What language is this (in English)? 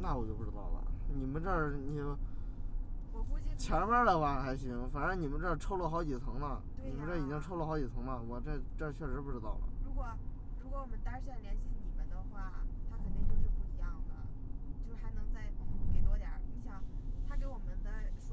Chinese